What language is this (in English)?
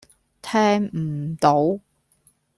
Cantonese